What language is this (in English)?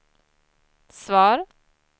Swedish